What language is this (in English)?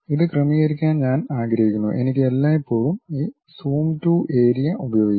Malayalam